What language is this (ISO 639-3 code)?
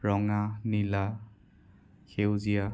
asm